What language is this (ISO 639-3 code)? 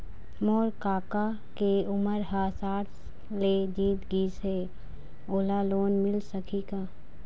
hne